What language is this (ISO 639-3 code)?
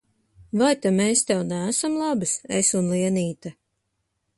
lav